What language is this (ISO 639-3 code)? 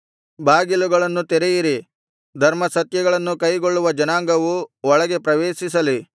kan